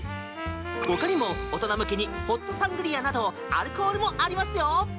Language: Japanese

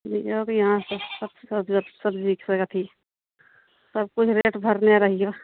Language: Maithili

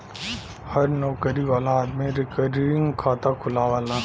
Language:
Bhojpuri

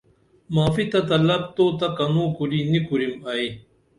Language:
Dameli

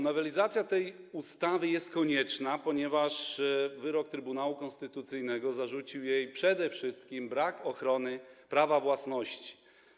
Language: Polish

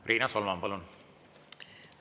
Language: Estonian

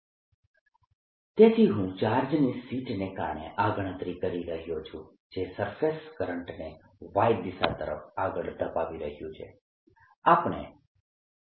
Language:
Gujarati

